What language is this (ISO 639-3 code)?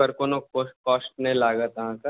mai